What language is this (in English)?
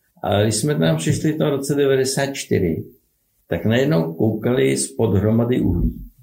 Czech